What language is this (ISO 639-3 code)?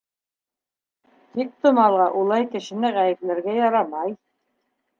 bak